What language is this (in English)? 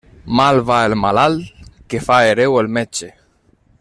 Catalan